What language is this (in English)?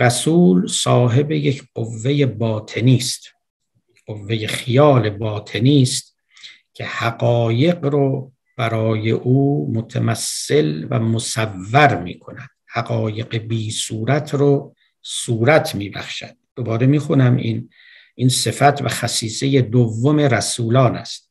Persian